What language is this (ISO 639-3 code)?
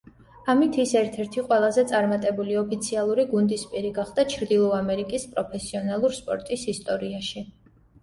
kat